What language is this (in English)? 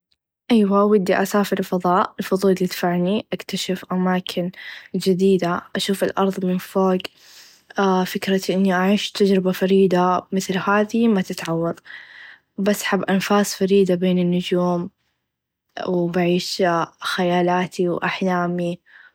Najdi Arabic